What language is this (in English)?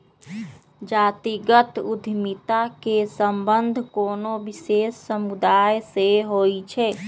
Magahi